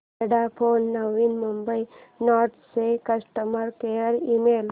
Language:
Marathi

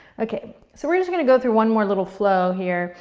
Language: English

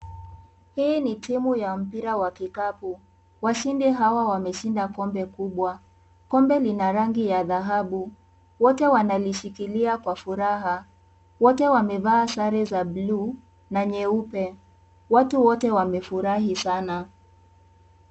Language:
Swahili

